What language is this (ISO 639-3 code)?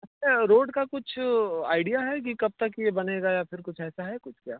hin